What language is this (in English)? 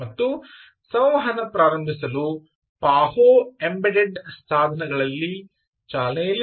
Kannada